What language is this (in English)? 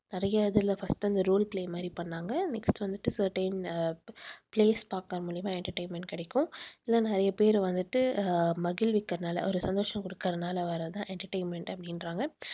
Tamil